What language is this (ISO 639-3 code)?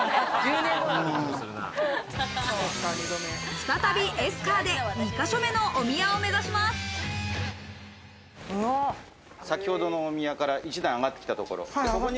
jpn